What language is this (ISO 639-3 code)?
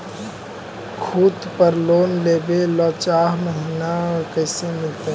mag